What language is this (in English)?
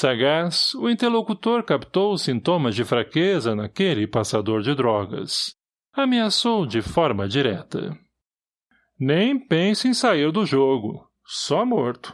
Portuguese